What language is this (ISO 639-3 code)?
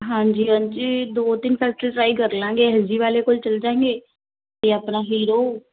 pan